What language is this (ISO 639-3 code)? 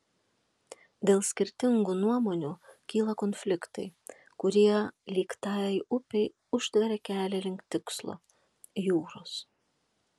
lit